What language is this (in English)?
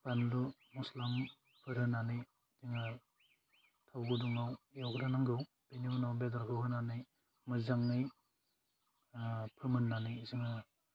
Bodo